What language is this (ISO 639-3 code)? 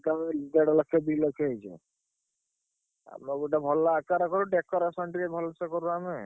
ori